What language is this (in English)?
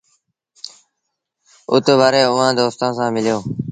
Sindhi Bhil